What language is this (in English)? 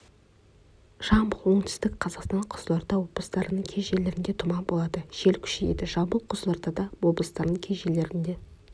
Kazakh